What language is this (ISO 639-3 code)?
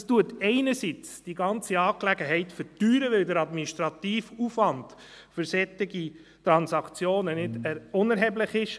gsw